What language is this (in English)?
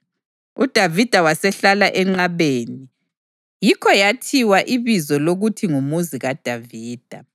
North Ndebele